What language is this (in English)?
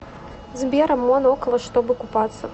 Russian